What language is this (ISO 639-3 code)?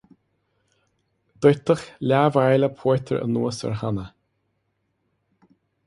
gle